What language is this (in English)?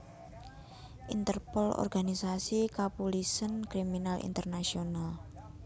Javanese